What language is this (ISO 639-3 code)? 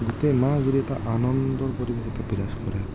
asm